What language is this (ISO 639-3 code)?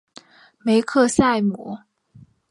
zho